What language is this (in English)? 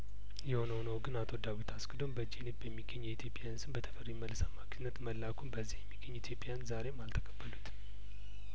Amharic